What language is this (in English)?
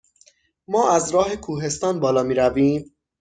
Persian